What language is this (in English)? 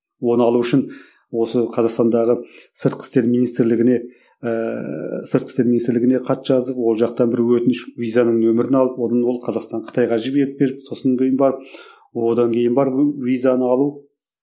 Kazakh